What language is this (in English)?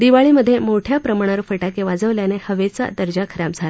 Marathi